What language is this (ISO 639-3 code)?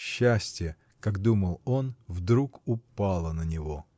rus